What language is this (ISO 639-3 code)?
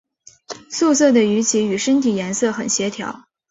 zho